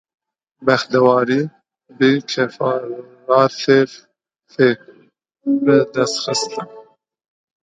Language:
Kurdish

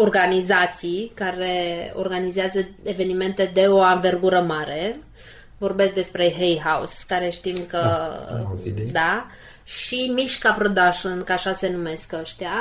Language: Romanian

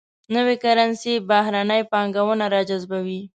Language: Pashto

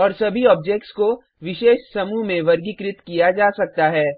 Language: Hindi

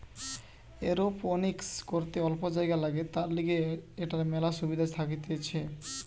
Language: Bangla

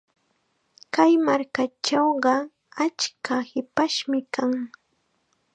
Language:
Chiquián Ancash Quechua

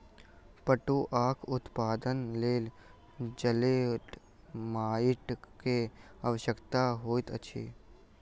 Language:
Maithili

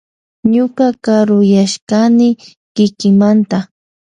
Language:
Loja Highland Quichua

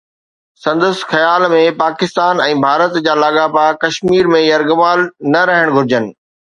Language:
Sindhi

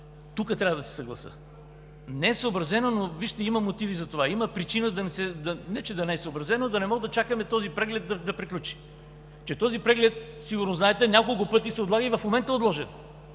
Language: Bulgarian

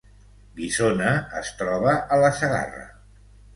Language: Catalan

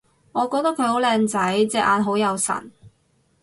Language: Cantonese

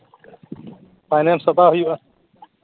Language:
Santali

